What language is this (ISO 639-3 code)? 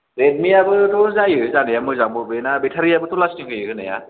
brx